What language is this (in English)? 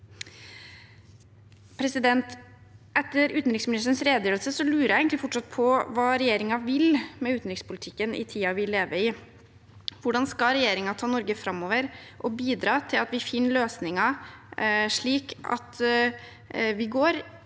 Norwegian